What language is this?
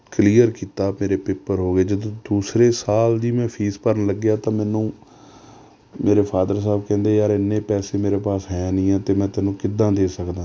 Punjabi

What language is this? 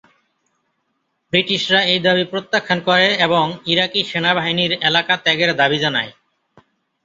Bangla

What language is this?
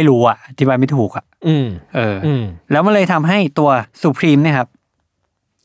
Thai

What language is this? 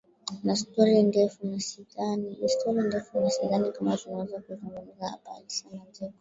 Swahili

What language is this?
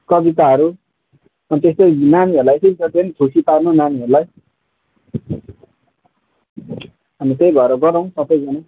Nepali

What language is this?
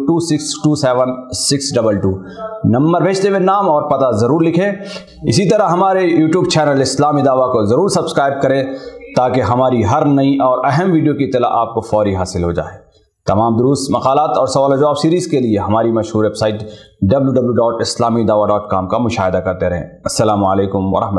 Hindi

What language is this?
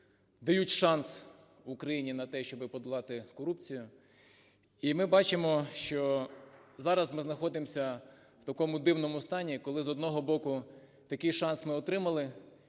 Ukrainian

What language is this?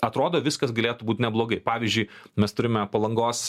Lithuanian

